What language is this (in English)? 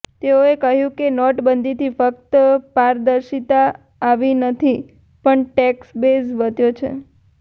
Gujarati